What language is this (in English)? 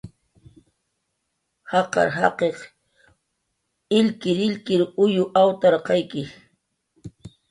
Jaqaru